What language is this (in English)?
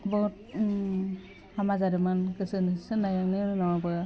Bodo